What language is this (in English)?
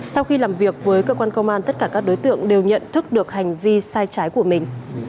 Vietnamese